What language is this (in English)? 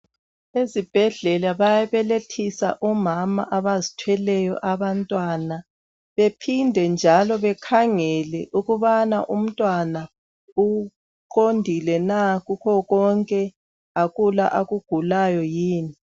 North Ndebele